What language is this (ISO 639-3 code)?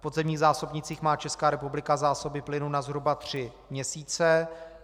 ces